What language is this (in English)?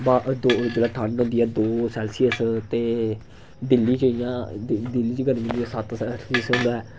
Dogri